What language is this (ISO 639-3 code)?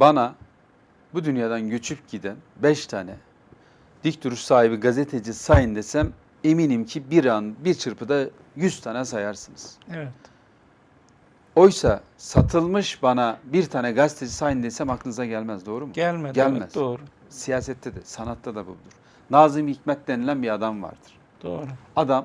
tur